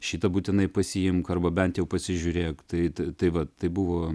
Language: Lithuanian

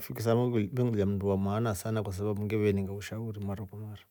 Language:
Rombo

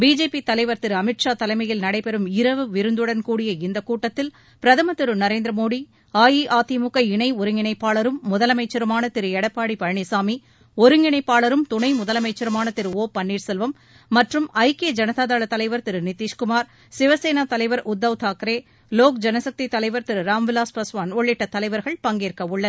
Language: Tamil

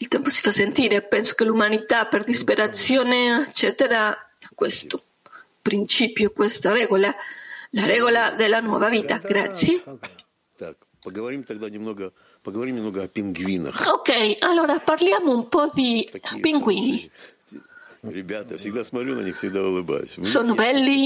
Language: Italian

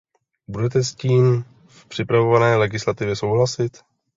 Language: Czech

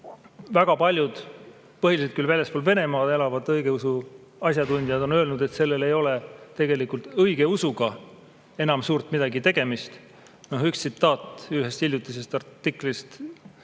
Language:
Estonian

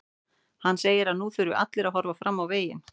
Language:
Icelandic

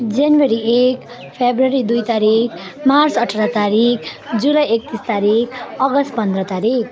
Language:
Nepali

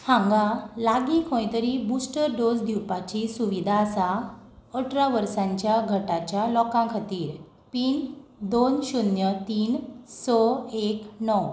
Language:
Konkani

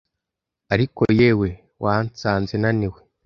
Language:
Kinyarwanda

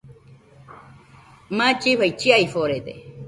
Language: Nüpode Huitoto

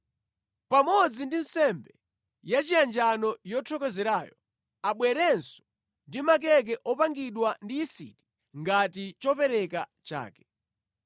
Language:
Nyanja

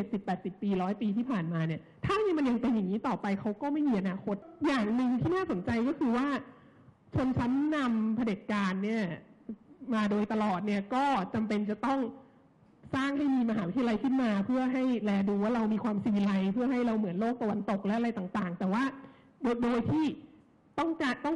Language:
Thai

